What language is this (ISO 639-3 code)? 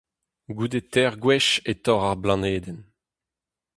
bre